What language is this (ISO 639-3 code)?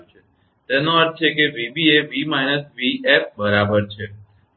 guj